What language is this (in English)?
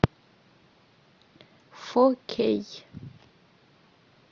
Russian